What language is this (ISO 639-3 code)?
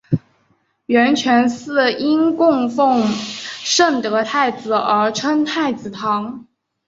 zho